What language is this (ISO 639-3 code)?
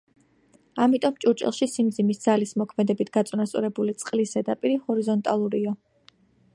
kat